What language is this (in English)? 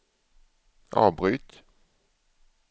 Swedish